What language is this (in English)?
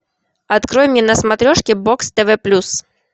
Russian